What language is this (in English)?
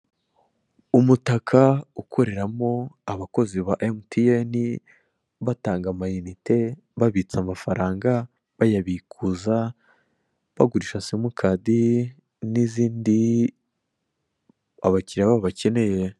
Kinyarwanda